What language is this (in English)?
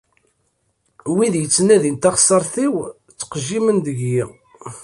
Kabyle